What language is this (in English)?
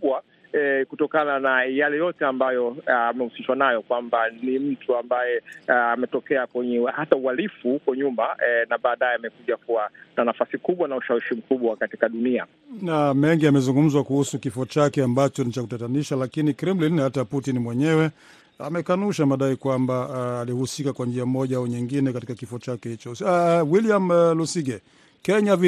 Swahili